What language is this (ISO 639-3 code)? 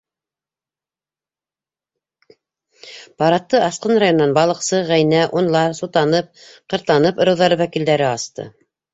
bak